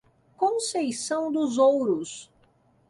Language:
Portuguese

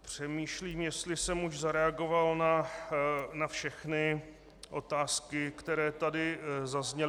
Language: Czech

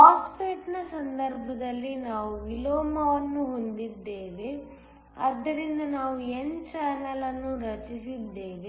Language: Kannada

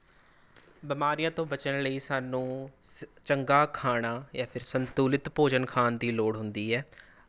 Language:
Punjabi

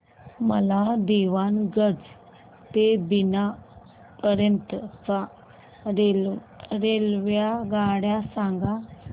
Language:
Marathi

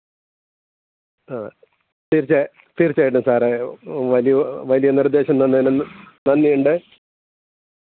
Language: Malayalam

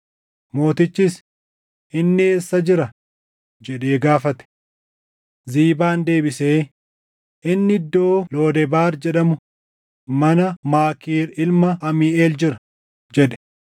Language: Oromo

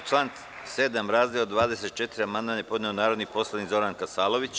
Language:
Serbian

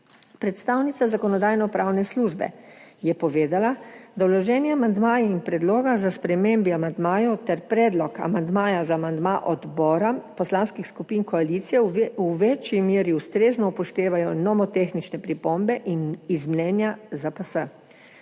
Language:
Slovenian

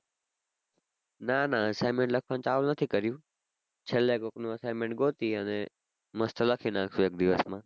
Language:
Gujarati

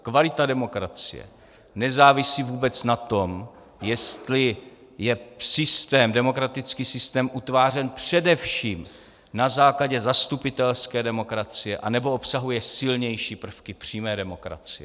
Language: Czech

